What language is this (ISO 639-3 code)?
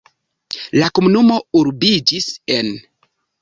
epo